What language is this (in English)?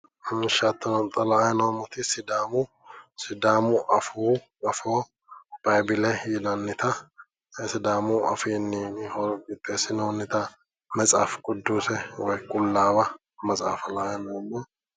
Sidamo